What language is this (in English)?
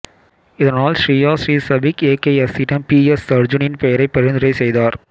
Tamil